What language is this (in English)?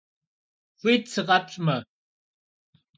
Kabardian